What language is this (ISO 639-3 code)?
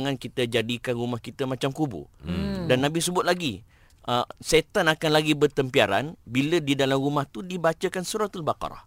msa